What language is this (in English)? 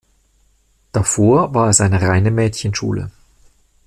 German